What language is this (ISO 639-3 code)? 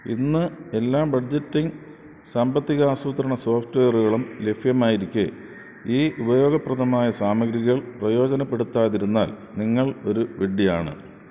mal